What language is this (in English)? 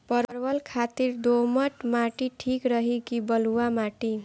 Bhojpuri